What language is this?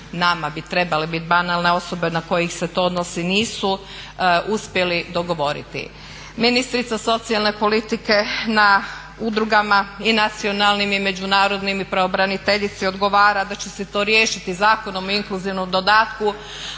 Croatian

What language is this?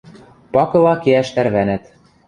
Western Mari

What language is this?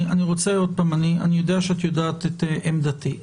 Hebrew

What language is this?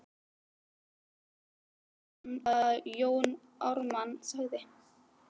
Icelandic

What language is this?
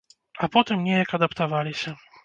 Belarusian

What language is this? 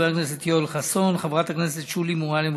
Hebrew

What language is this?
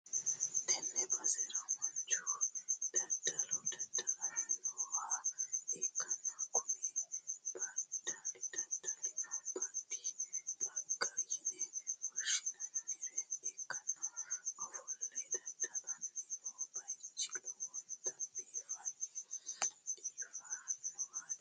Sidamo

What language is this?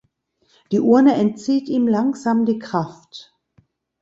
German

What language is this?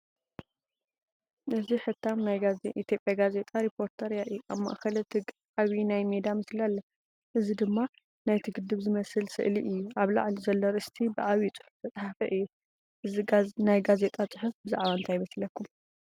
Tigrinya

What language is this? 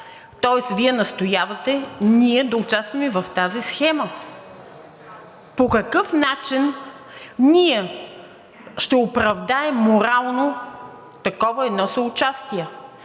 Bulgarian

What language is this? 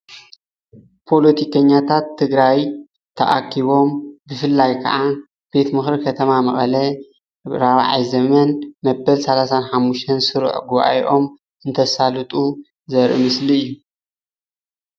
Tigrinya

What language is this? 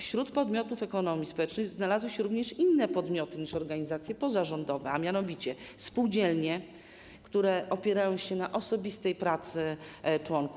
Polish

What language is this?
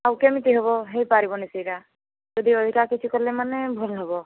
Odia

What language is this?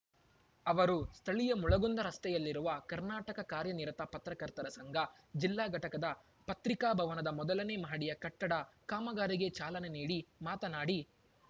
Kannada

